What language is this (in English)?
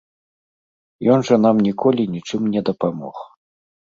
Belarusian